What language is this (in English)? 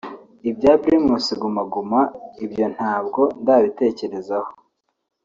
Kinyarwanda